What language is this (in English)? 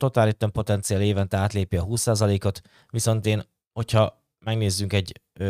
Hungarian